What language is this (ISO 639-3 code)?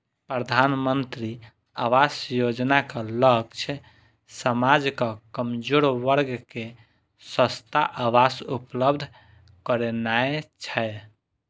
mai